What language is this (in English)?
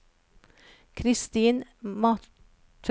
Norwegian